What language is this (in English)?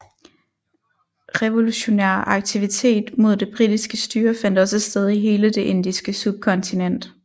Danish